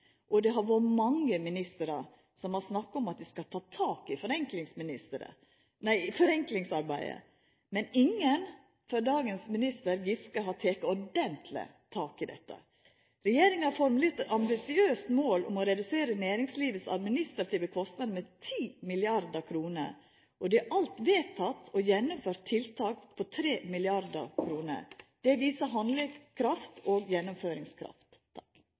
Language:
Norwegian Nynorsk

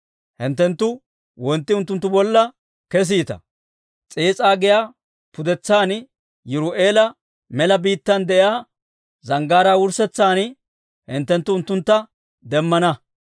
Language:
Dawro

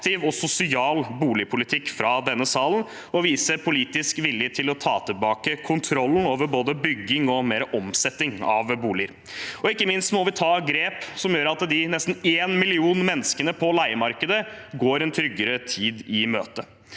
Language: Norwegian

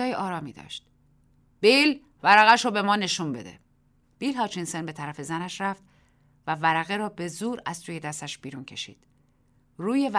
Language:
Persian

